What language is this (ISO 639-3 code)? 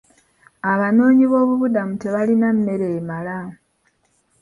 lug